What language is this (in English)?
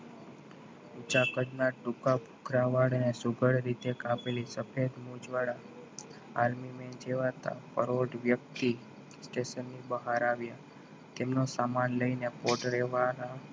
Gujarati